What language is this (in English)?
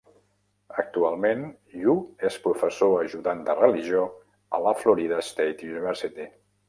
Catalan